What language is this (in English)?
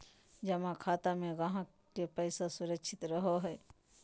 Magahi